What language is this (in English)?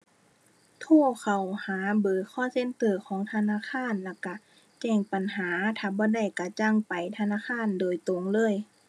Thai